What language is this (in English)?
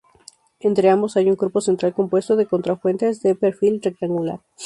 Spanish